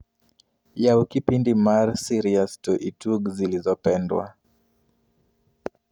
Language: Luo (Kenya and Tanzania)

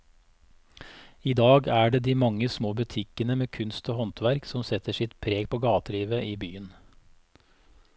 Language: Norwegian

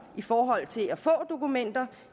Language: Danish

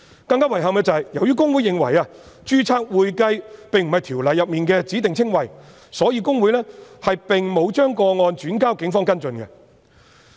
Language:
Cantonese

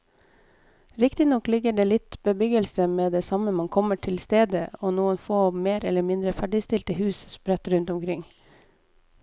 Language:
Norwegian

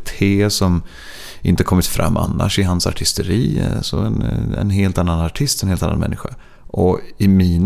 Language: Swedish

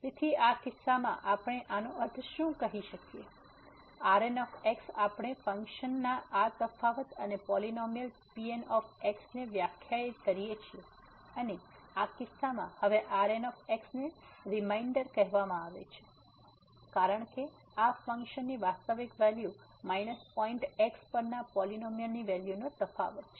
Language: Gujarati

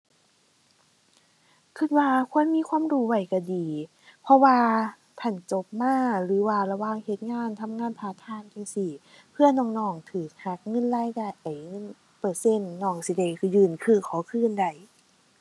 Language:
Thai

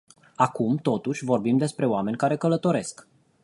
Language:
Romanian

